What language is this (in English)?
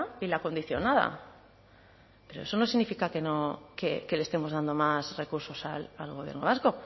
Spanish